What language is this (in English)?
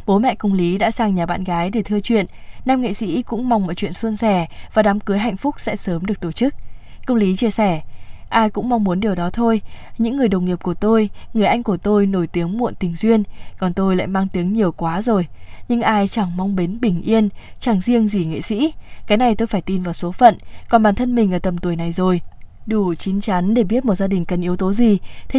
Vietnamese